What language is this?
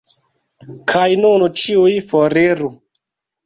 Esperanto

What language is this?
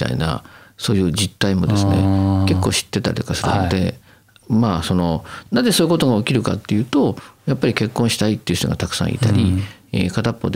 Japanese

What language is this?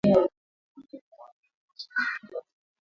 Swahili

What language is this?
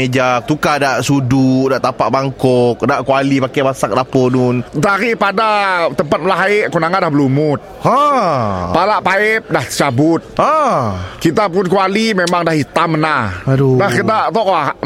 Malay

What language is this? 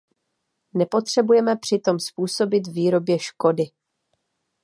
Czech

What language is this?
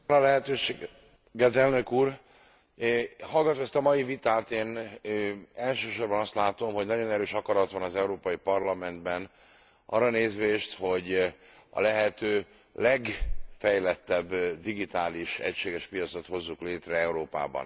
Hungarian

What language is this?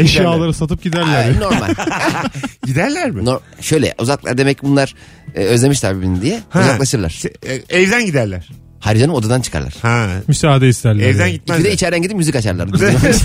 Turkish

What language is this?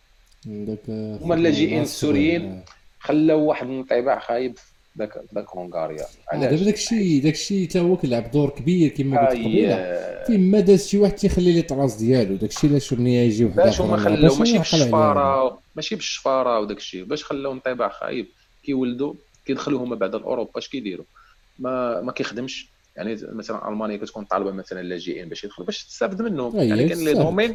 Arabic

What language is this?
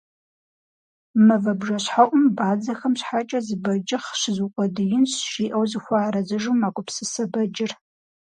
Kabardian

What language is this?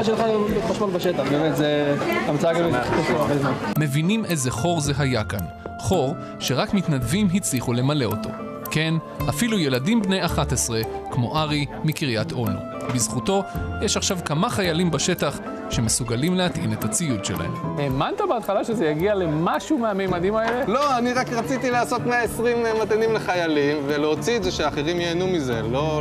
Hebrew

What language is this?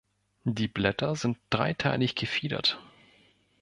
German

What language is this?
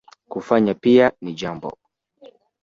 Swahili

